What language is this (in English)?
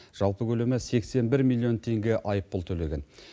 Kazakh